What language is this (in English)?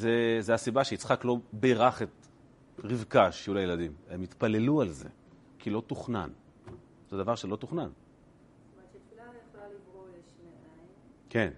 Hebrew